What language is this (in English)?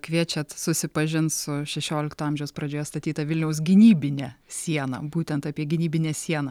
Lithuanian